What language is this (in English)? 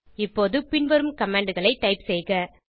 Tamil